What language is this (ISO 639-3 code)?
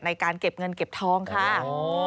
tha